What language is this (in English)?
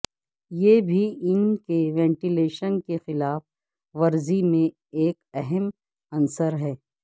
Urdu